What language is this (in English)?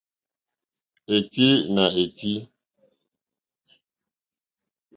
Mokpwe